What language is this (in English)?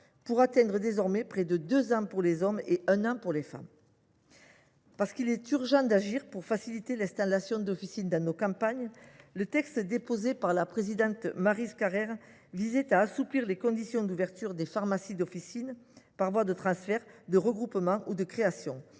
French